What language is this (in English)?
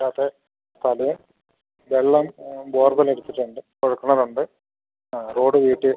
Malayalam